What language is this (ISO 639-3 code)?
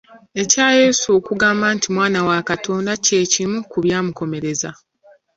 lug